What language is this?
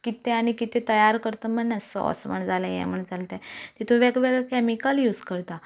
Konkani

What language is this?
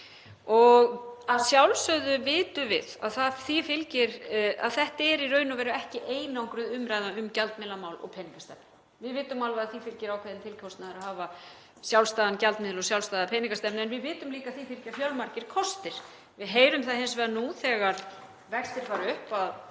Icelandic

